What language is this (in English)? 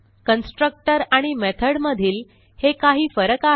Marathi